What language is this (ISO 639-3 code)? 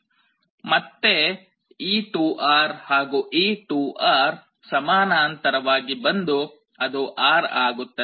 kan